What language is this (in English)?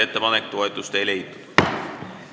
Estonian